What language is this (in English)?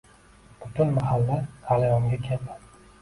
Uzbek